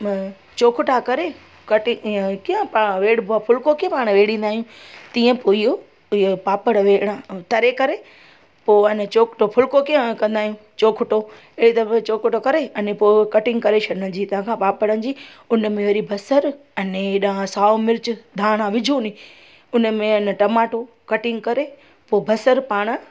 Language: Sindhi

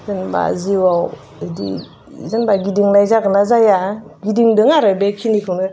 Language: Bodo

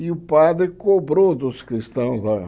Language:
Portuguese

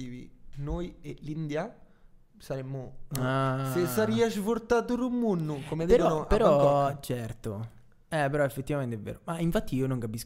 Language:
Italian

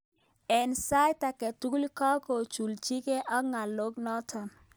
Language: Kalenjin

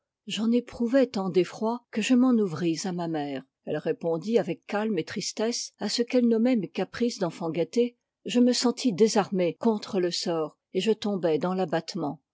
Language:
French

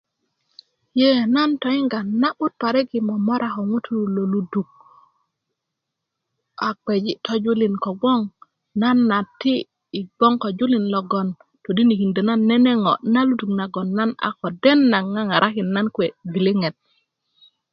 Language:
Kuku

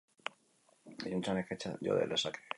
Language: Basque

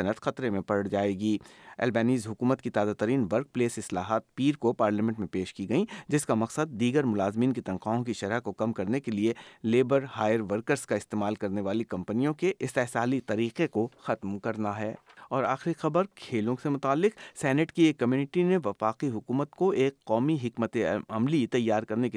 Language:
Urdu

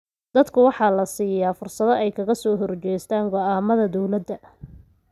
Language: Somali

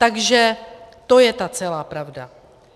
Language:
Czech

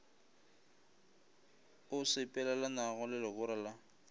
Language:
Northern Sotho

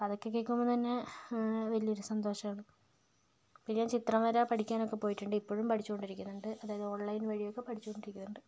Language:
Malayalam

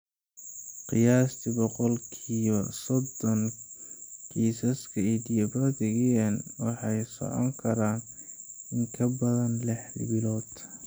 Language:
Somali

